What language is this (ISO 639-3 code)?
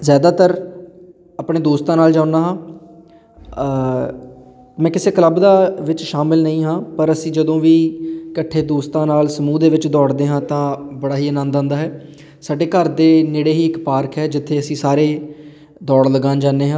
pan